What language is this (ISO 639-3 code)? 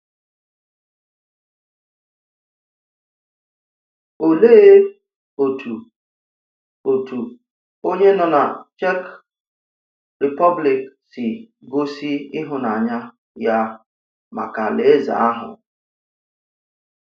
ibo